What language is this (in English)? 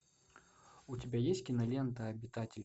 Russian